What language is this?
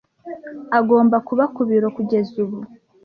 Kinyarwanda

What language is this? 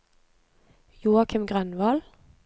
Norwegian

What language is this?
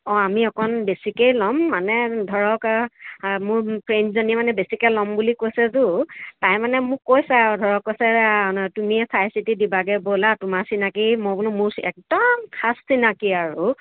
Assamese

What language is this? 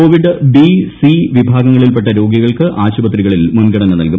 Malayalam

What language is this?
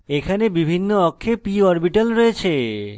Bangla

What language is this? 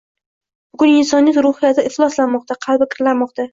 Uzbek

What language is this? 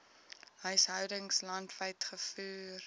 Afrikaans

